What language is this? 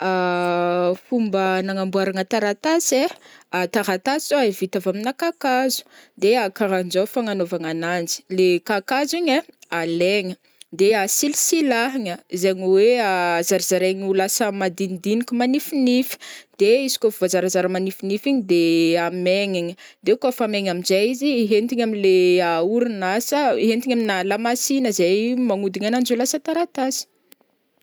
Northern Betsimisaraka Malagasy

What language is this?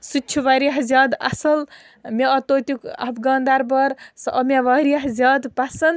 Kashmiri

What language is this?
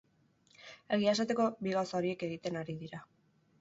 Basque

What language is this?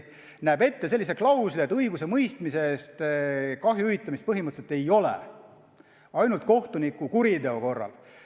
Estonian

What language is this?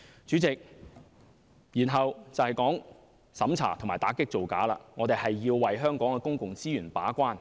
Cantonese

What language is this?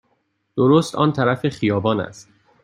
Persian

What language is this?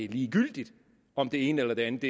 Danish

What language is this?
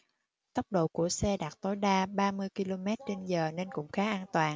Vietnamese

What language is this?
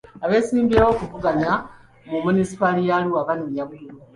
Ganda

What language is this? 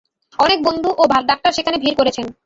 Bangla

